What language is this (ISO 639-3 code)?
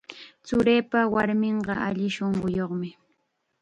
qxa